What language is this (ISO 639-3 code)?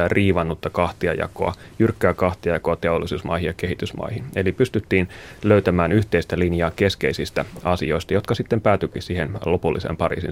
fin